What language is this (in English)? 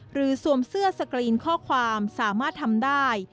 Thai